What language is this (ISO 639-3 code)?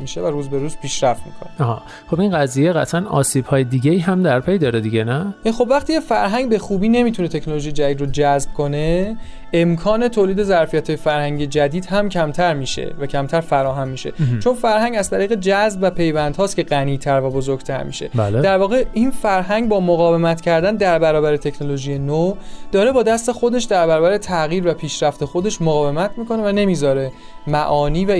fas